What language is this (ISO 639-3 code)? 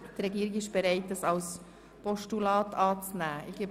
gsw